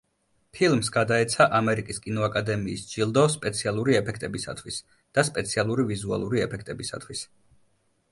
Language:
Georgian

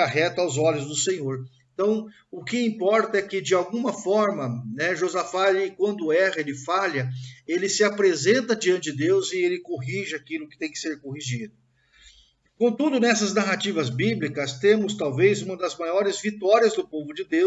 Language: Portuguese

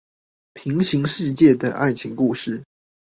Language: Chinese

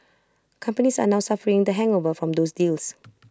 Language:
English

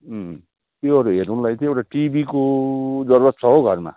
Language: Nepali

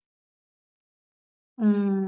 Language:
Tamil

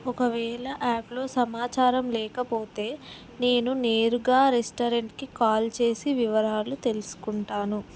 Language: Telugu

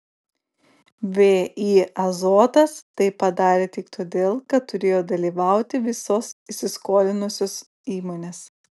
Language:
Lithuanian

